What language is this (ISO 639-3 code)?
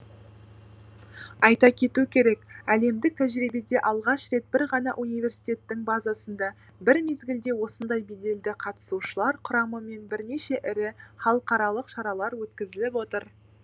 kaz